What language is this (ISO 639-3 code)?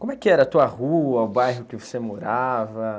por